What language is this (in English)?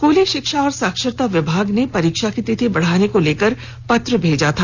Hindi